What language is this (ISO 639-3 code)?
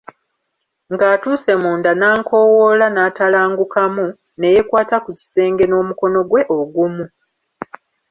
lug